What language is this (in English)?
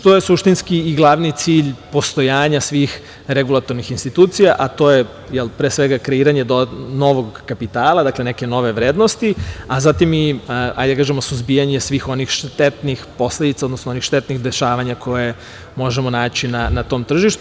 Serbian